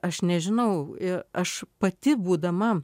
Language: Lithuanian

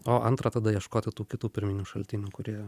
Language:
Lithuanian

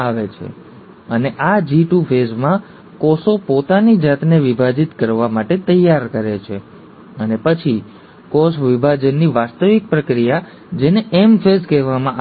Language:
Gujarati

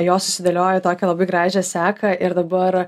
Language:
Lithuanian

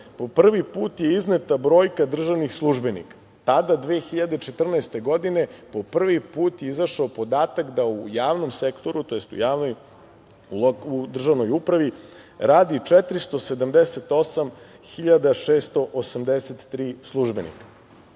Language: Serbian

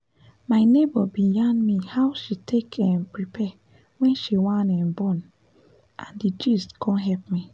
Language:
Nigerian Pidgin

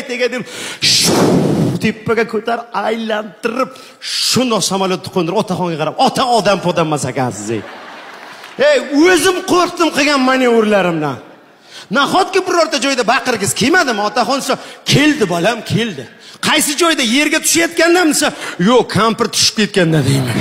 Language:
Turkish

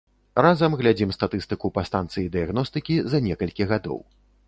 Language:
Belarusian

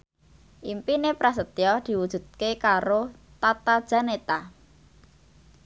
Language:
Javanese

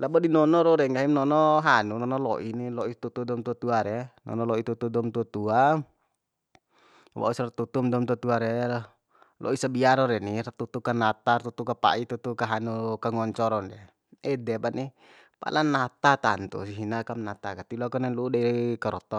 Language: Bima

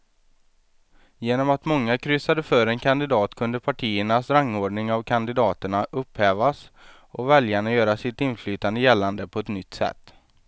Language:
Swedish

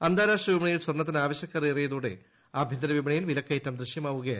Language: Malayalam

